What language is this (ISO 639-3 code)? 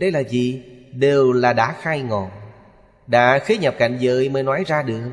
vie